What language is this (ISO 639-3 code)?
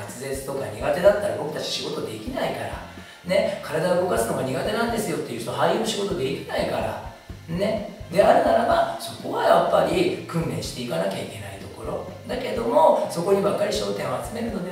jpn